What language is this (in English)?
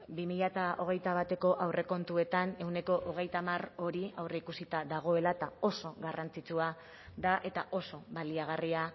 Basque